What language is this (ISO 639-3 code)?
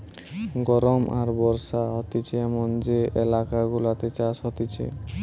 ben